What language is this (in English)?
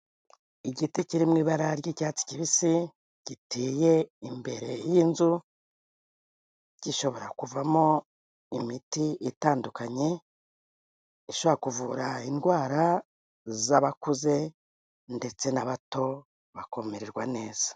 Kinyarwanda